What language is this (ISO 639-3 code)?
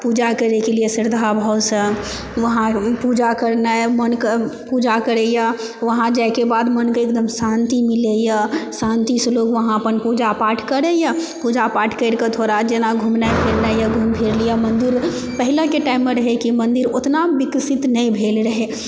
mai